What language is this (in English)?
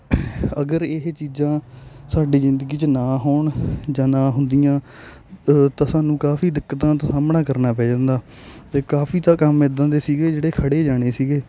Punjabi